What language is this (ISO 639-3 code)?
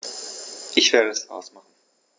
deu